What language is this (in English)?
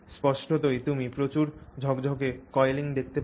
Bangla